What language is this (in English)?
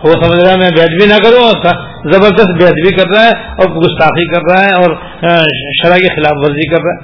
Urdu